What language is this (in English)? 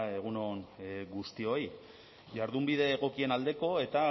Basque